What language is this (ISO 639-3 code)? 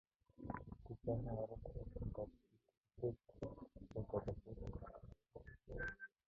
mon